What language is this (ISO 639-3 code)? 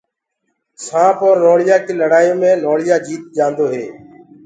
ggg